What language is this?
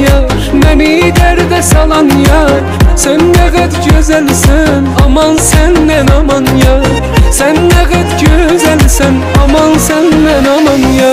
Turkish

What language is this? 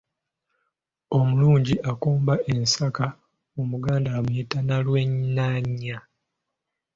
Ganda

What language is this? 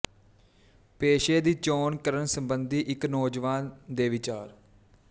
Punjabi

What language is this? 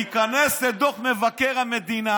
Hebrew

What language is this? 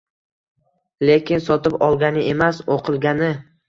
Uzbek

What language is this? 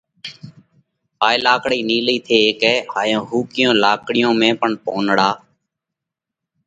Parkari Koli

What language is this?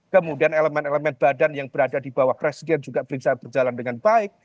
Indonesian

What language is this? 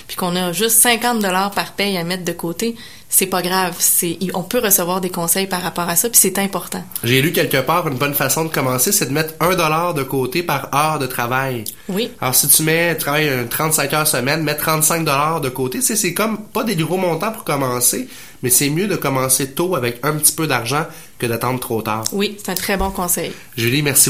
French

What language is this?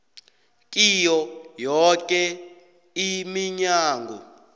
South Ndebele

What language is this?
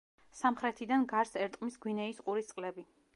Georgian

